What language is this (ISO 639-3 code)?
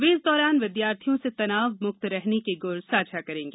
hin